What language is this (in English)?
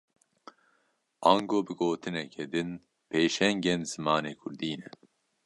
Kurdish